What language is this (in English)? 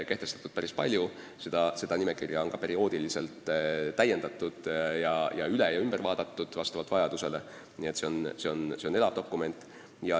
Estonian